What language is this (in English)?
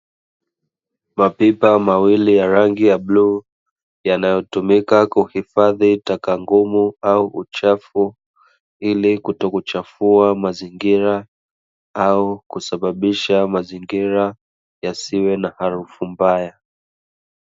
Swahili